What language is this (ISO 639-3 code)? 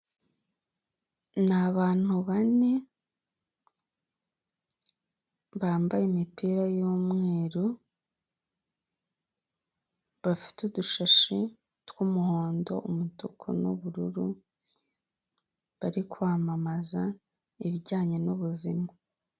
kin